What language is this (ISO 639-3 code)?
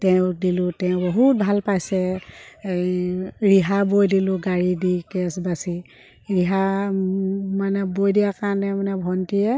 asm